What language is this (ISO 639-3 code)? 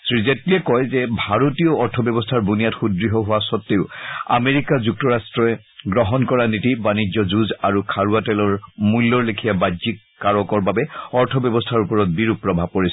asm